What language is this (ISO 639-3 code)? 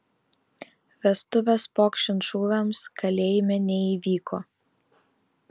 lit